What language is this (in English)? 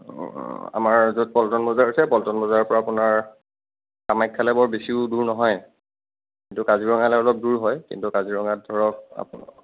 Assamese